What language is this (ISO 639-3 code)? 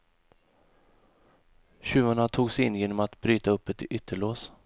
swe